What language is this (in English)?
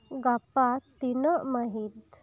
Santali